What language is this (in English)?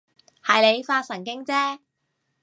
Cantonese